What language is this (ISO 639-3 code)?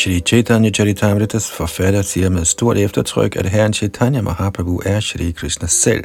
dan